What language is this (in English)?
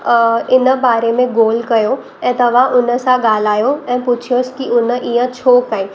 Sindhi